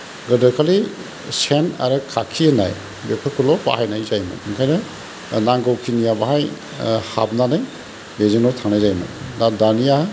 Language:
Bodo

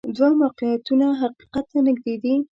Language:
Pashto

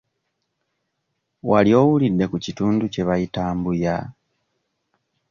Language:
Ganda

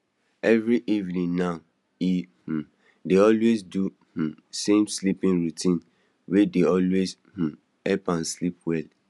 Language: Nigerian Pidgin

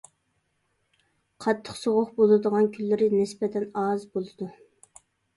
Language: Uyghur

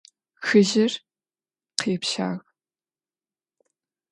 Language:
Adyghe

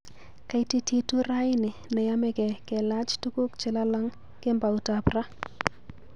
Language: Kalenjin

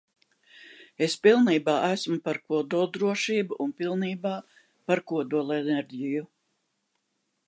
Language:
Latvian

